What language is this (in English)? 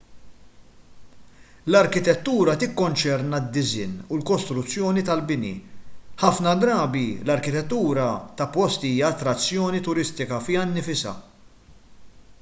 Maltese